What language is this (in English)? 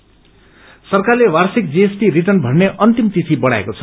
Nepali